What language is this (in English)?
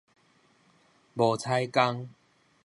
Min Nan Chinese